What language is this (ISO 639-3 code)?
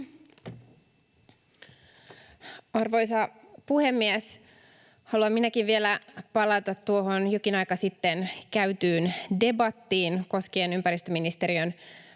fin